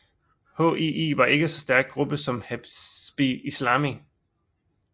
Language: Danish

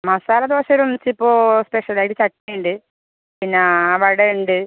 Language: Malayalam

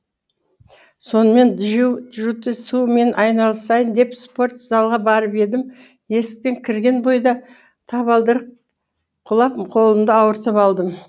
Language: Kazakh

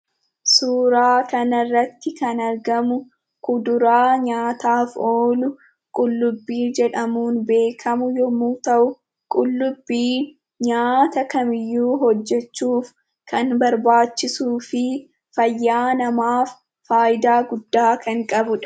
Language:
Oromo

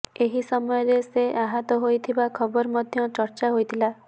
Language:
Odia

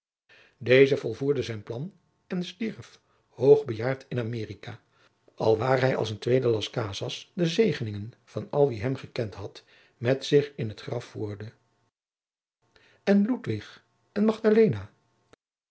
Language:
Dutch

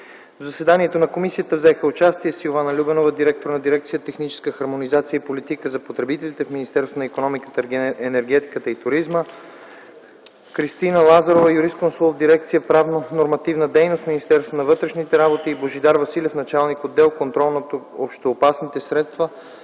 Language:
Bulgarian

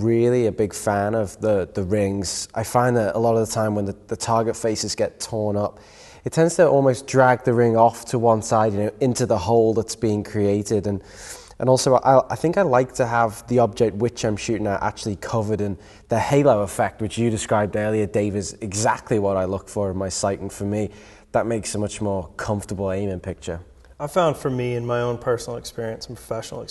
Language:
English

